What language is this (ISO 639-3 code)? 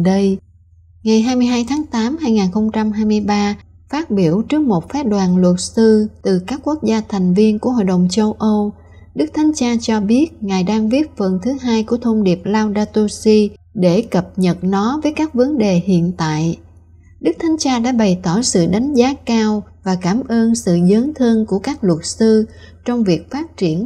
vie